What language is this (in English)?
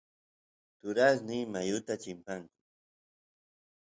Santiago del Estero Quichua